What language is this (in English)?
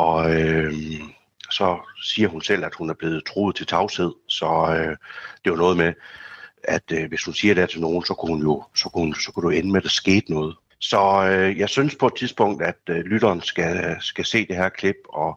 Danish